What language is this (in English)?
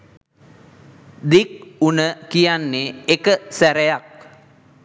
Sinhala